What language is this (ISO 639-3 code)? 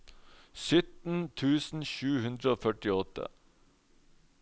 nor